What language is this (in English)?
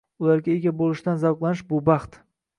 Uzbek